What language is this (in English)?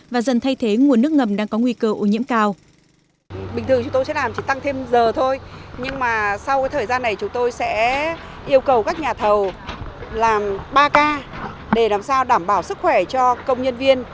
Vietnamese